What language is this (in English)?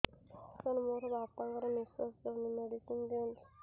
Odia